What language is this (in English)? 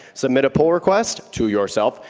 English